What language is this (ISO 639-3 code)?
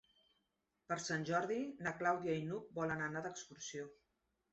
cat